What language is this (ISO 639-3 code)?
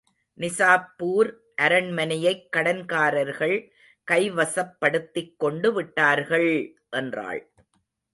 tam